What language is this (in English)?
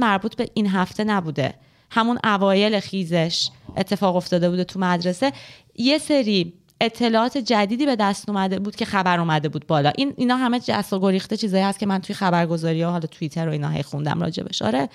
Persian